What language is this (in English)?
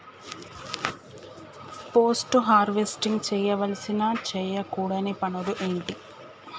Telugu